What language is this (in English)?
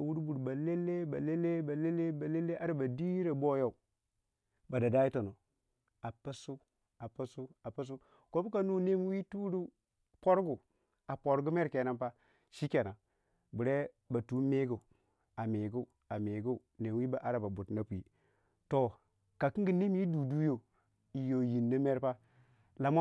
Waja